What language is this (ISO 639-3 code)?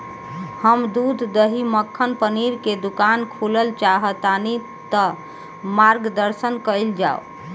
bho